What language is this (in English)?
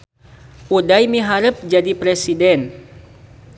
Sundanese